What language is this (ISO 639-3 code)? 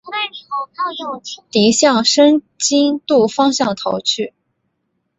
zho